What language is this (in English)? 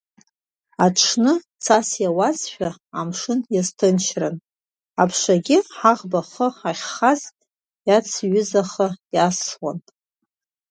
Abkhazian